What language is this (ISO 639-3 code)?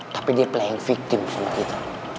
ind